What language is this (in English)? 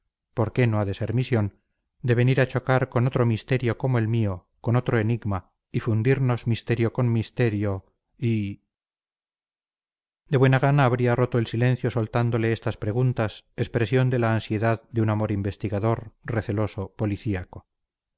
Spanish